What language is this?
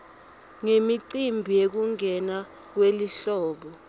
Swati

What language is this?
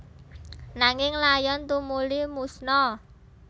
Javanese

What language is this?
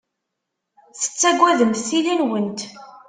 Kabyle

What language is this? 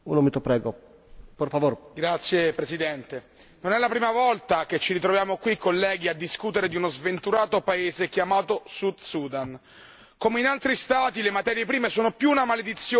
Italian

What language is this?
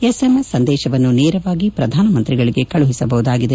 Kannada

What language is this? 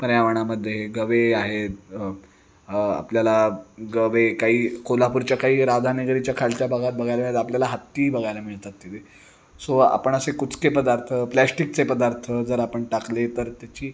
Marathi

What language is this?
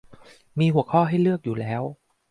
Thai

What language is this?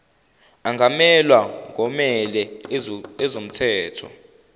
Zulu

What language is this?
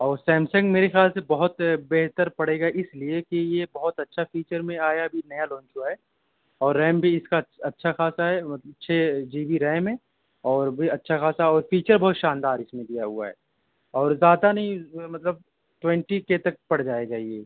Urdu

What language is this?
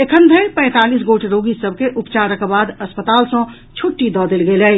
Maithili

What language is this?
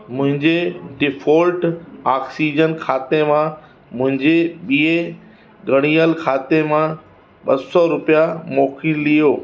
Sindhi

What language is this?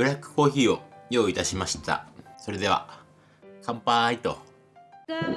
Japanese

